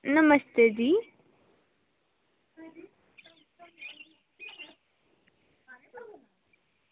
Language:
Dogri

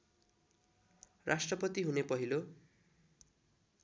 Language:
Nepali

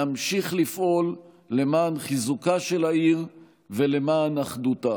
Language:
Hebrew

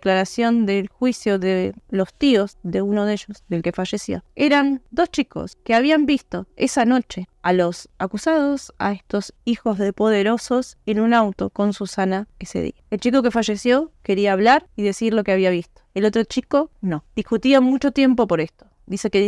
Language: Spanish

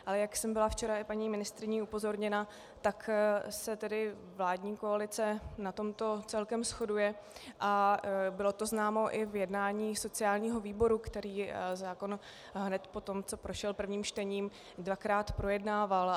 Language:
Czech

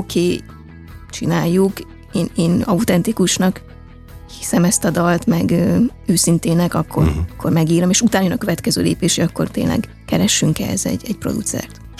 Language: Hungarian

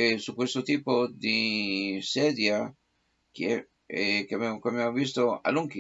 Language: Italian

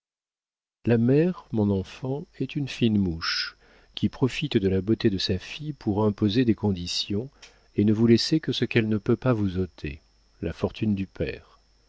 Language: French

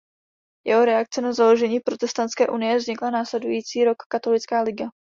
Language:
Czech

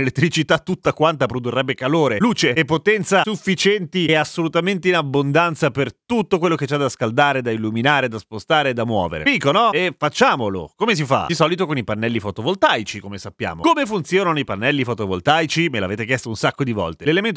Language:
Italian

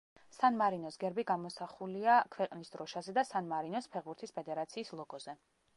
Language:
Georgian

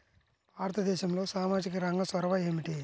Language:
Telugu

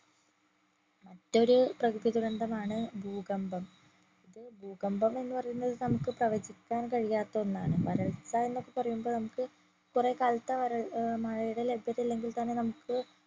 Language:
Malayalam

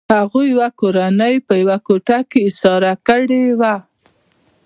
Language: Pashto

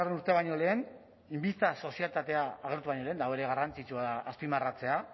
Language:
Basque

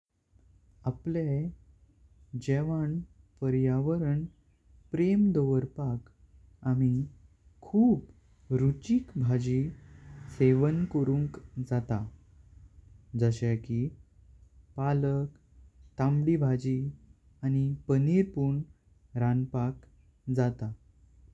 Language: Konkani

